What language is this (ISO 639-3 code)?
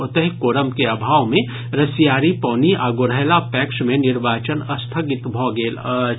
mai